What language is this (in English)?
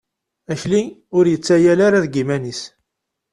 Kabyle